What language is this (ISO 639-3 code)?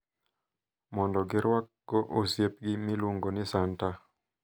luo